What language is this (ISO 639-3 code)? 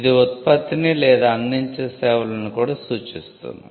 tel